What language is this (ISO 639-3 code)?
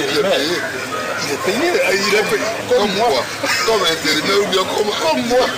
fra